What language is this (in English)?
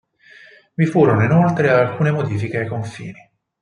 Italian